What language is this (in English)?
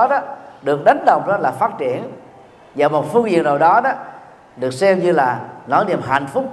Vietnamese